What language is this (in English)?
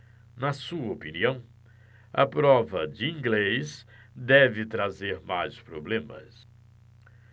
Portuguese